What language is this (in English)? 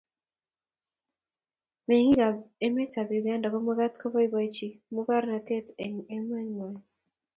Kalenjin